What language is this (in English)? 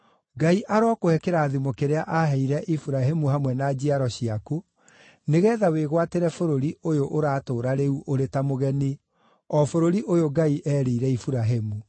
Kikuyu